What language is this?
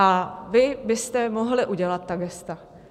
Czech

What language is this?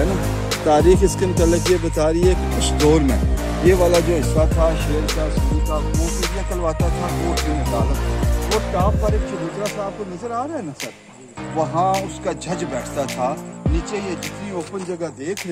Hindi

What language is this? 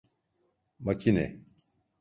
Turkish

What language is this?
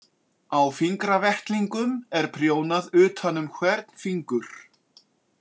Icelandic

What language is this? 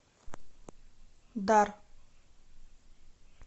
Russian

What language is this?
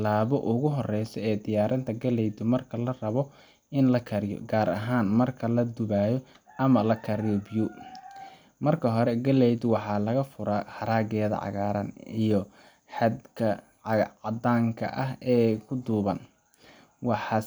Somali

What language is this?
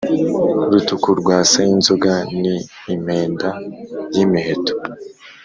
Kinyarwanda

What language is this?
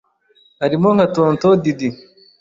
Kinyarwanda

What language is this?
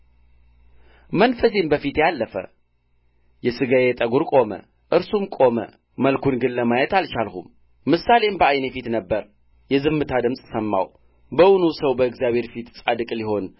Amharic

